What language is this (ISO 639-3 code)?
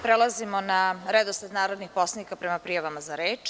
srp